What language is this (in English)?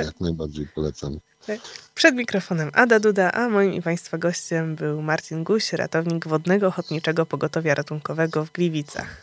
Polish